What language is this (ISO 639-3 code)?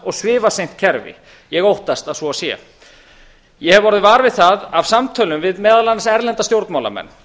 isl